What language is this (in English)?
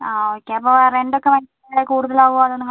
Malayalam